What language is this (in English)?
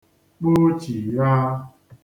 Igbo